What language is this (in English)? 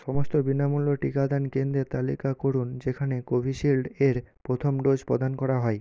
Bangla